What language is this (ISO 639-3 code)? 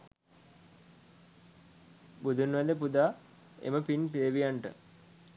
sin